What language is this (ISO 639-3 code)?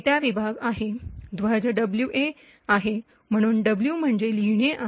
mar